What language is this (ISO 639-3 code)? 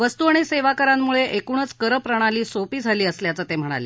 mar